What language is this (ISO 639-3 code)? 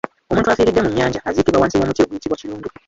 lug